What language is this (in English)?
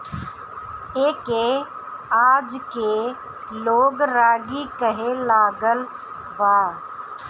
Bhojpuri